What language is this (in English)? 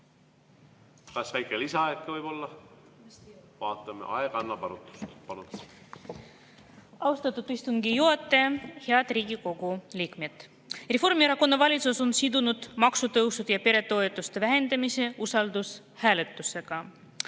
Estonian